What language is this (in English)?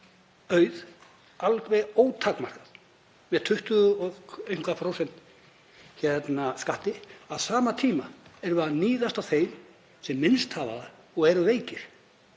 Icelandic